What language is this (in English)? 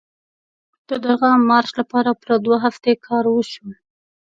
Pashto